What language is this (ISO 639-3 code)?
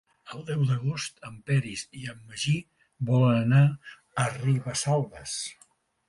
cat